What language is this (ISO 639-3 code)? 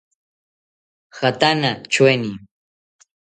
cpy